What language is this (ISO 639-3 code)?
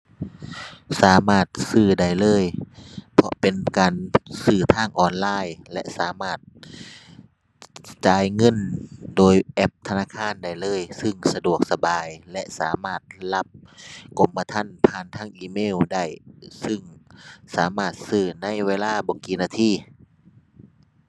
tha